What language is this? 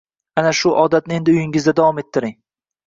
Uzbek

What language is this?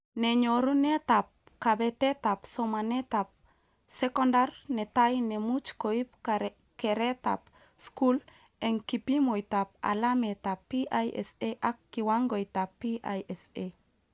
Kalenjin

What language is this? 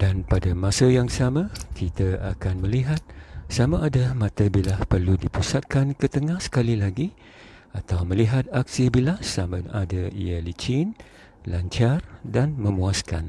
Malay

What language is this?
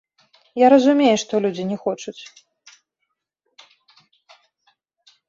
Belarusian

